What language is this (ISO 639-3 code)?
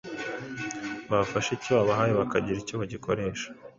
kin